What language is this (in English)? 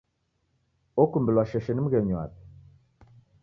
Taita